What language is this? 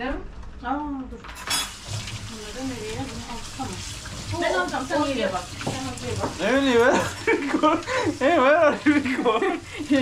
Turkish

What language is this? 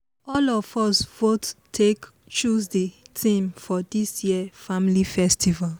Nigerian Pidgin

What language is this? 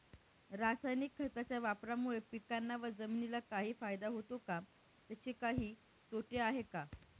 Marathi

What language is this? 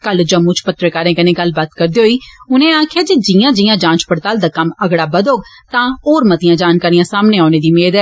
Dogri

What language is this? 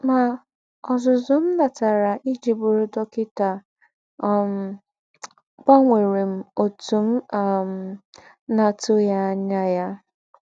Igbo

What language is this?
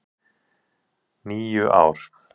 Icelandic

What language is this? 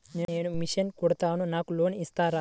Telugu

